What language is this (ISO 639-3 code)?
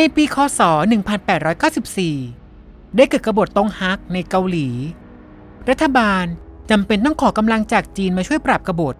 tha